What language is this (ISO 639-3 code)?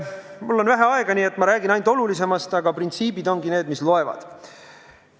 est